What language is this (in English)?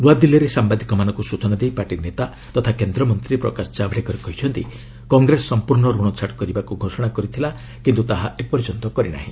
Odia